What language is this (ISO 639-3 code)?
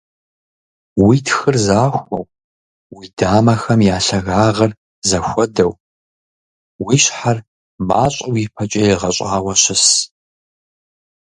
kbd